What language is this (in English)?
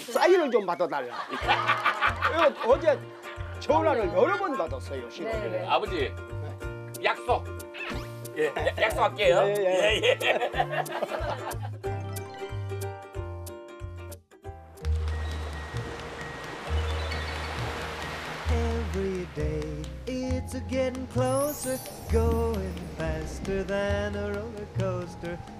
Korean